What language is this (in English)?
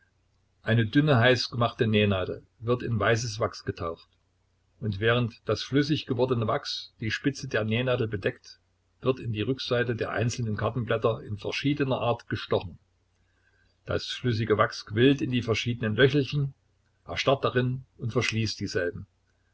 German